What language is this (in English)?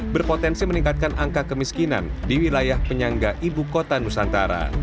Indonesian